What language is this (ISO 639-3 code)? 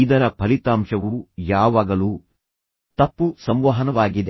kan